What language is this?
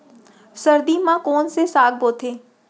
Chhattisgarhi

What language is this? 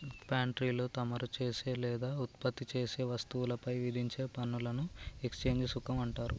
Telugu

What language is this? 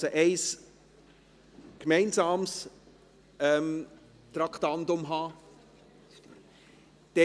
Swiss German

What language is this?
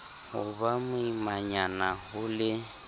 Southern Sotho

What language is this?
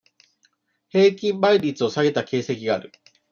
Japanese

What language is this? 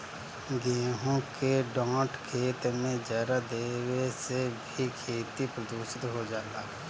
Bhojpuri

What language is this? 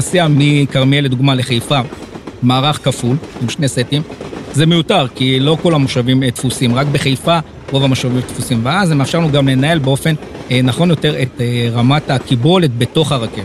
Hebrew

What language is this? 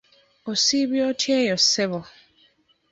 Ganda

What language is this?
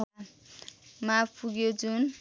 Nepali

